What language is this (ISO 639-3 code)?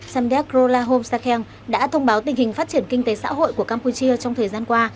vie